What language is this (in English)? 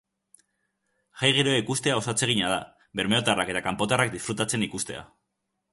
Basque